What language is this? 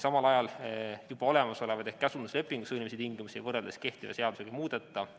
Estonian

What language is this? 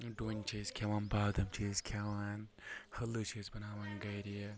Kashmiri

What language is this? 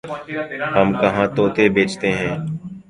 Urdu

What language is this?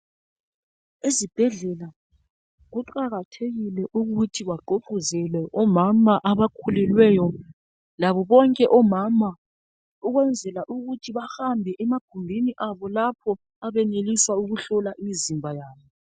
North Ndebele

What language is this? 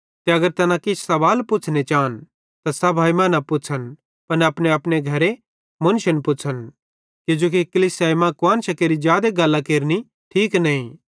Bhadrawahi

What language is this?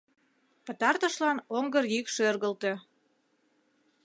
Mari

